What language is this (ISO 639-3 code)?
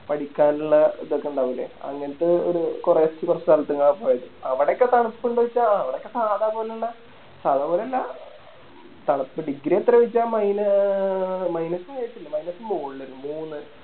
mal